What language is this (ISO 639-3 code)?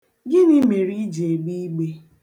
ibo